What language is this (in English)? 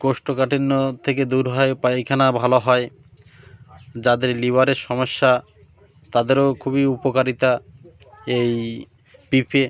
Bangla